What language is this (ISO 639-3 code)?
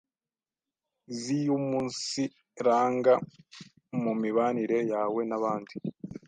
kin